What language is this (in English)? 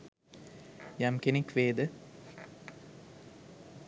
Sinhala